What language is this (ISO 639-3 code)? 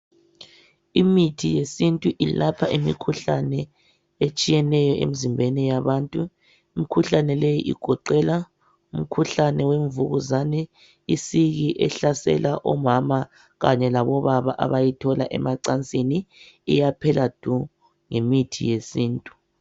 nde